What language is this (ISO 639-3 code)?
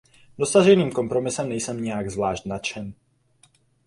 ces